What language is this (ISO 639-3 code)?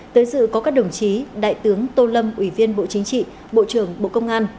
vie